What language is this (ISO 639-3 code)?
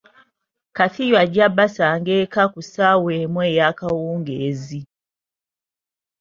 lug